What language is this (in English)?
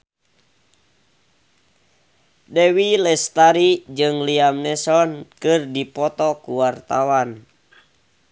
Sundanese